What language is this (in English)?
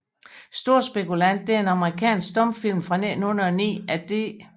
Danish